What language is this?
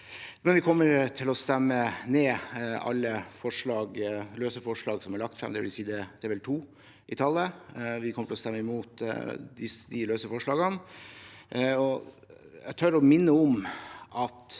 Norwegian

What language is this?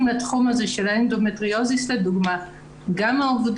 Hebrew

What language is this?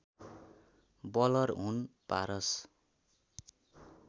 Nepali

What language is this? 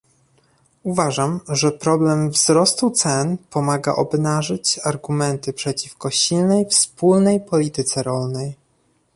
Polish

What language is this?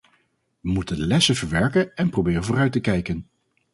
Dutch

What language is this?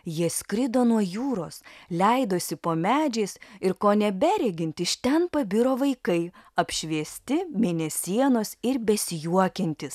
Lithuanian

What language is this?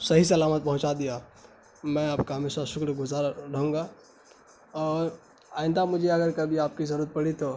Urdu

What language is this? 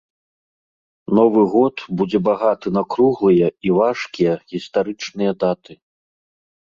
Belarusian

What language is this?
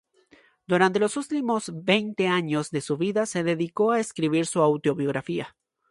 Spanish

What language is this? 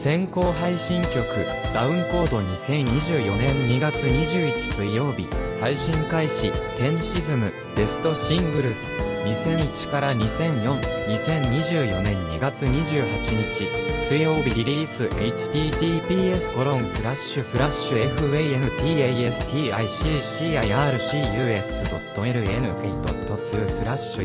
Japanese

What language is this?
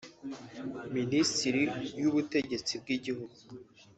Kinyarwanda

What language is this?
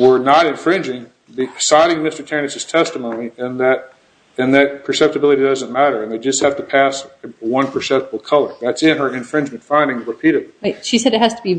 English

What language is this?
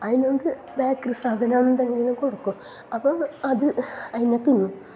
Malayalam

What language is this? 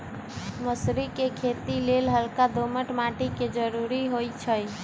Magahi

